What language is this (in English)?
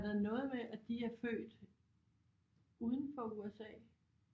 Danish